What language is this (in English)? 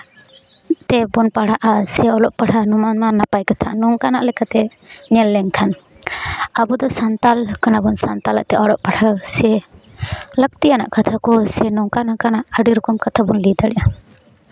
Santali